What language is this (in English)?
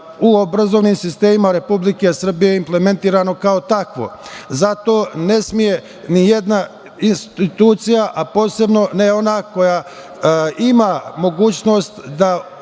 Serbian